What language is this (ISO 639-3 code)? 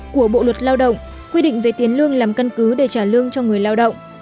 vie